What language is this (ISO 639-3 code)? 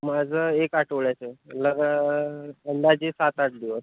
mar